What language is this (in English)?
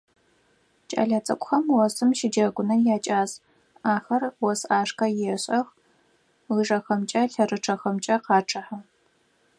Adyghe